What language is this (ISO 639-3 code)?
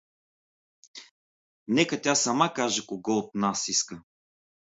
bul